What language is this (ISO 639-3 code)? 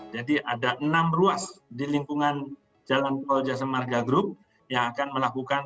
ind